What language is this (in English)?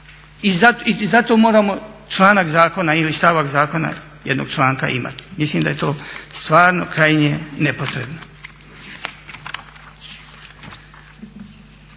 Croatian